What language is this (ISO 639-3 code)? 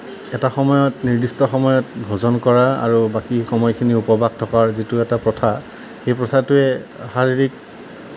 asm